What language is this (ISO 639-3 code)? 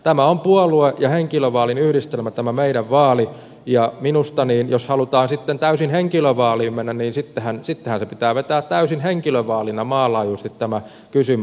fin